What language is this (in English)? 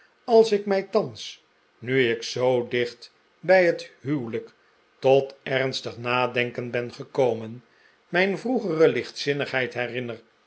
Dutch